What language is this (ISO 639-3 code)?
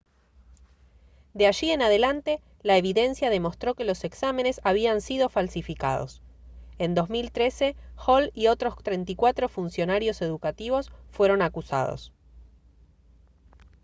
spa